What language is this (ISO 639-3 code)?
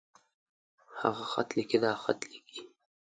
pus